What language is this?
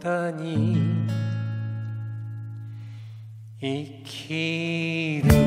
Japanese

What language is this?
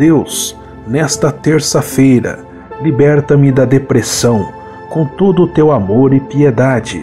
Portuguese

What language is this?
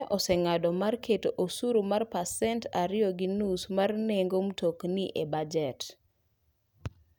Luo (Kenya and Tanzania)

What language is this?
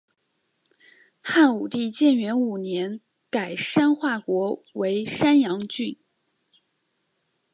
Chinese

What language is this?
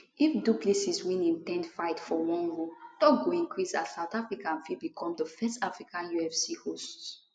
Nigerian Pidgin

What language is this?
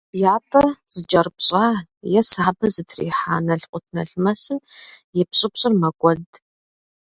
Kabardian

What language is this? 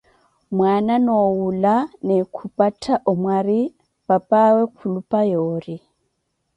Koti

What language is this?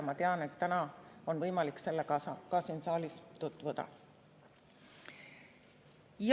Estonian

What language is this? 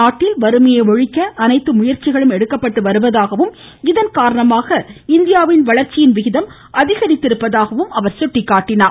Tamil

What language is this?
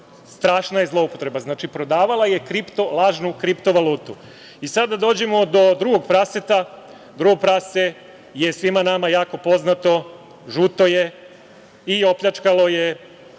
Serbian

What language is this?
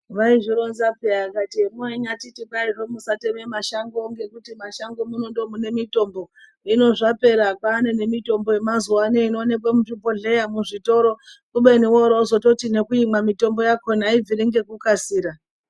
Ndau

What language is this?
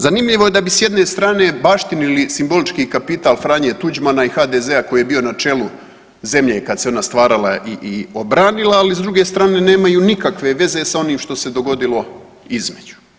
Croatian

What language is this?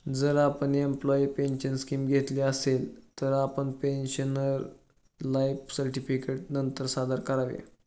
Marathi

